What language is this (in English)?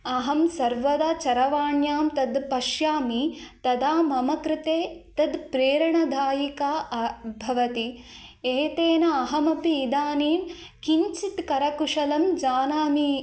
Sanskrit